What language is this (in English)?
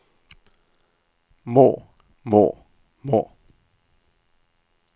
Norwegian